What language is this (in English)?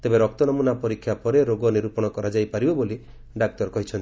Odia